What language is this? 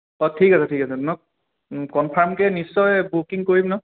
Assamese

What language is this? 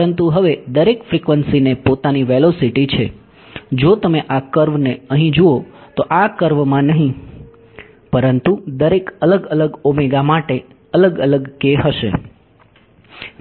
Gujarati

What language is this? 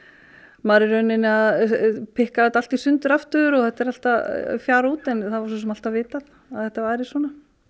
Icelandic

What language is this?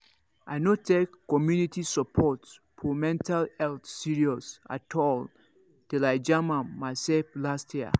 Nigerian Pidgin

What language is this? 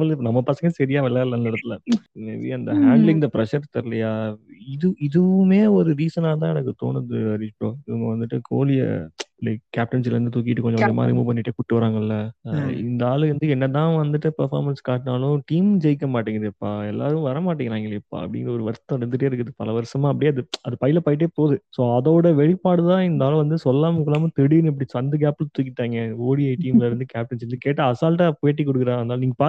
Tamil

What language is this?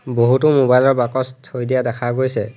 Assamese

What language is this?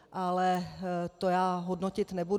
Czech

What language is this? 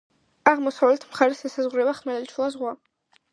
Georgian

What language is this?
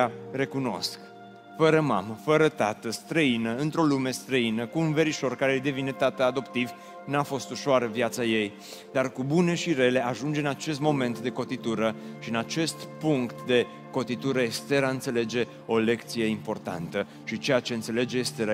Romanian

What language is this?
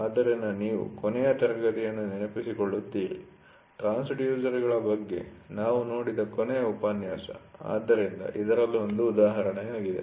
Kannada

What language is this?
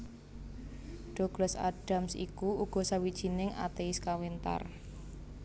Javanese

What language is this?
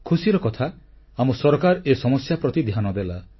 Odia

